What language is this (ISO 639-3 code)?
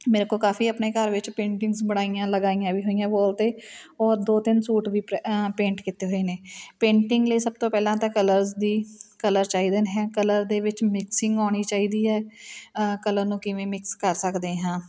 pan